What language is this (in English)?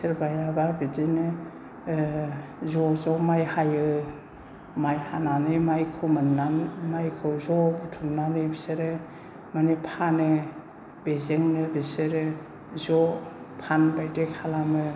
Bodo